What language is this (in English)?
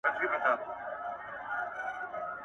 Pashto